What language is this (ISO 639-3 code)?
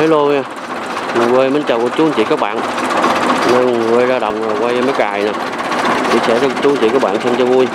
vie